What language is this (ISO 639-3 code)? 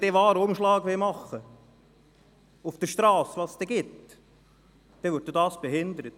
gsw